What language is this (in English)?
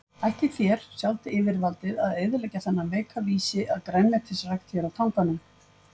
Icelandic